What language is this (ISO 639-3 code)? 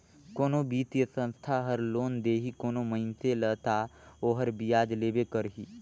hne